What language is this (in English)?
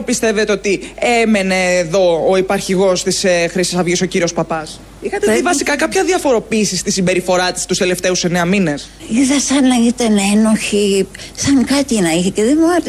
Greek